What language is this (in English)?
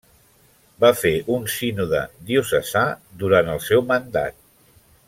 Catalan